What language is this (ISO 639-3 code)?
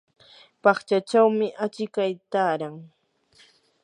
qur